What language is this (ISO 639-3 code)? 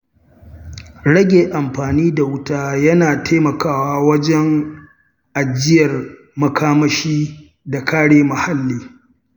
hau